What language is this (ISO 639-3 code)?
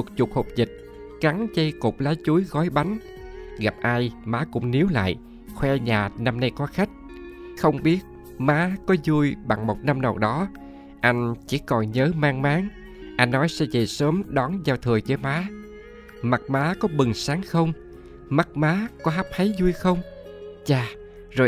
vie